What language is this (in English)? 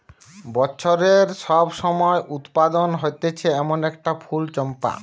Bangla